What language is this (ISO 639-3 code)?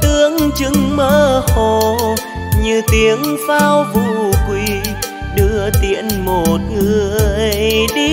vie